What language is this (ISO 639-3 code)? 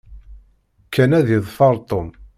kab